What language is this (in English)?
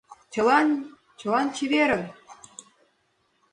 Mari